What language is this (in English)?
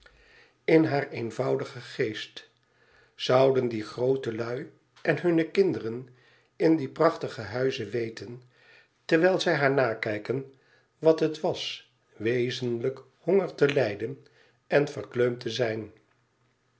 Dutch